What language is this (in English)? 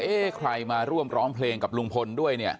Thai